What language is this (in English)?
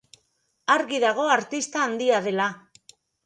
Basque